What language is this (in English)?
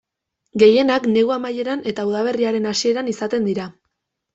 Basque